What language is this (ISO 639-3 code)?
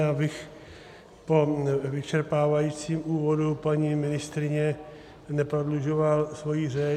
ces